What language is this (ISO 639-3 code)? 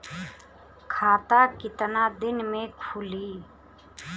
bho